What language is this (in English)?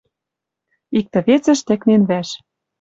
Western Mari